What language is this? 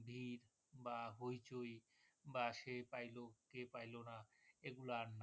Bangla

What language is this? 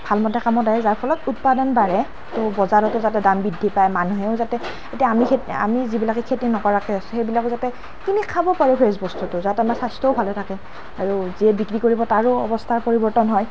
Assamese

